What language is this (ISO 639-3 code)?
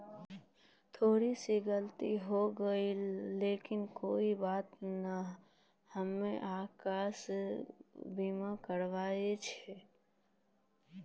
mai